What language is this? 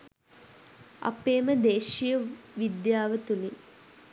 Sinhala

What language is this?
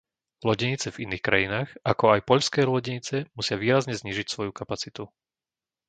Slovak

